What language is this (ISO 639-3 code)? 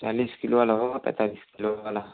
hin